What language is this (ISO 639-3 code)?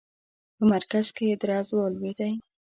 pus